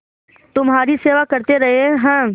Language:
Hindi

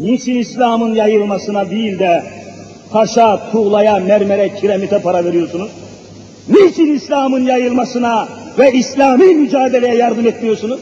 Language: Turkish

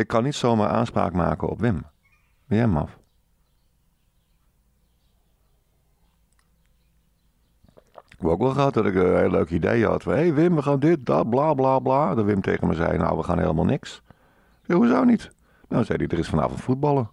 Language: Dutch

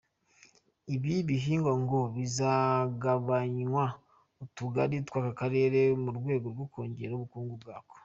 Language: Kinyarwanda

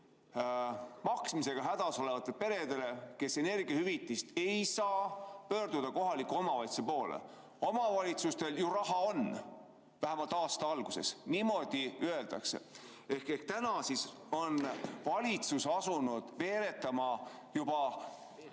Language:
Estonian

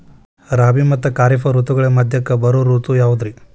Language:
Kannada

